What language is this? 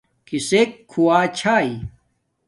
Domaaki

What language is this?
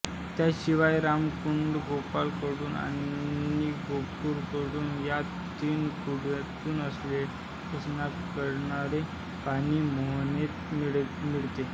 Marathi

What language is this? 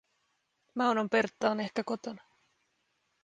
Finnish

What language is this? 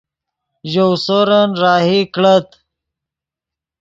Yidgha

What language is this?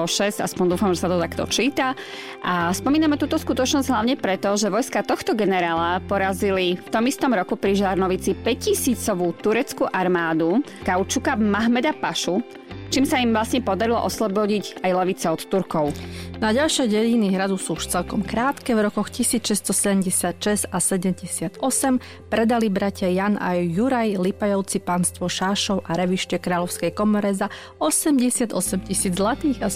Slovak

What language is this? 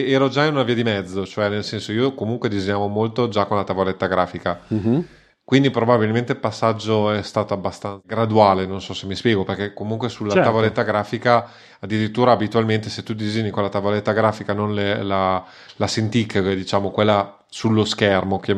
Italian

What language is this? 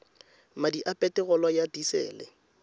Tswana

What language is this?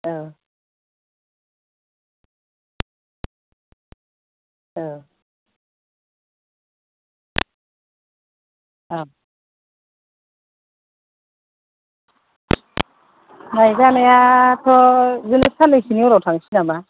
Bodo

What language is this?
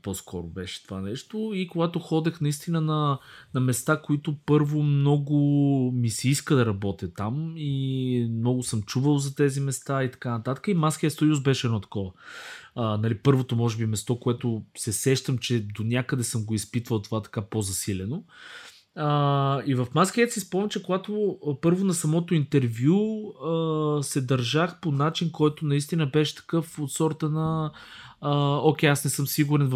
Bulgarian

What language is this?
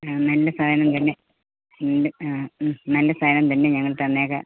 Malayalam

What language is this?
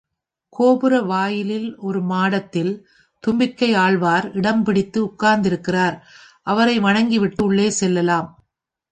Tamil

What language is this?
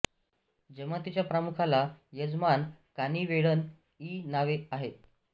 Marathi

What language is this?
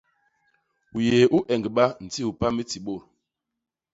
Basaa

